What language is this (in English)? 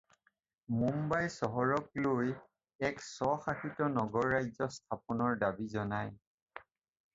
Assamese